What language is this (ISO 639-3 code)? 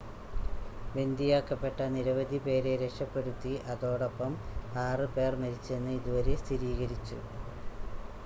mal